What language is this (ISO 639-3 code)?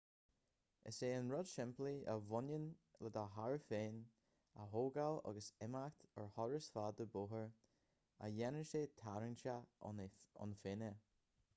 gle